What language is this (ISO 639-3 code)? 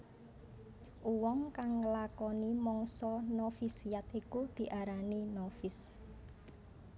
jav